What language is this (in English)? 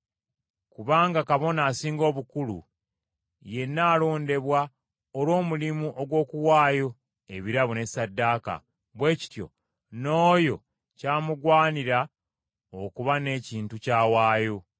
Ganda